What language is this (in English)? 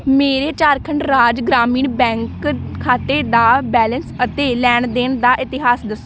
Punjabi